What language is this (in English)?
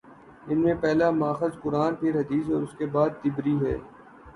Urdu